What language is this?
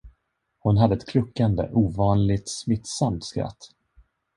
Swedish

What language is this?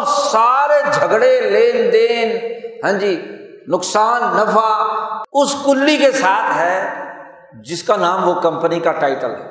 Urdu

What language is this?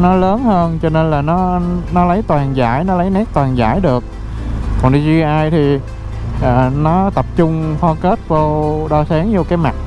Vietnamese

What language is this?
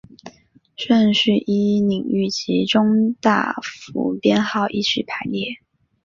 Chinese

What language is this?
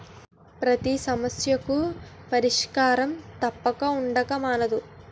Telugu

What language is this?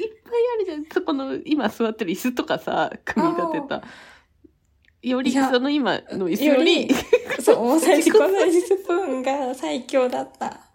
Japanese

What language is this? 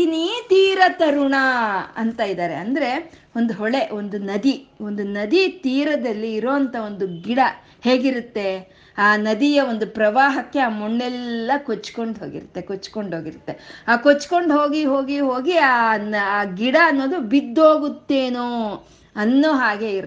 Kannada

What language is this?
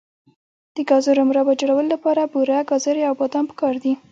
Pashto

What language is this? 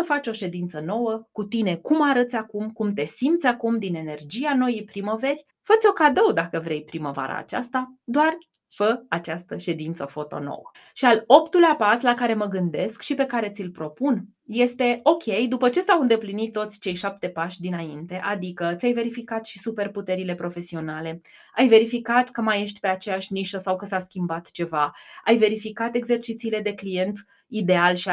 Romanian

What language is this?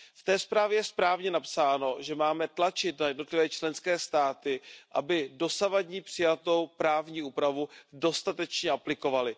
Czech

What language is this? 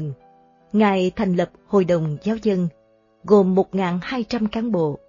Vietnamese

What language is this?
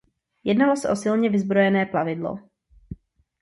Czech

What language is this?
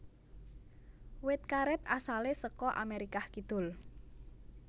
Javanese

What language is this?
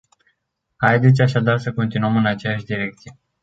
Romanian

